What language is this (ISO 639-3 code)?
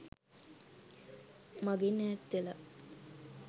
sin